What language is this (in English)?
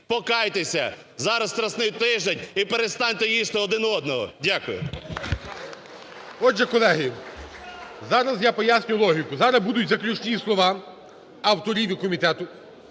Ukrainian